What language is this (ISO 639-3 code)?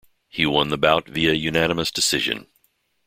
eng